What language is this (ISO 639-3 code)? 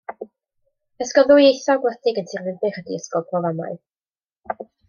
cym